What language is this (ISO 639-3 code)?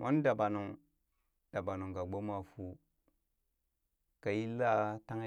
bys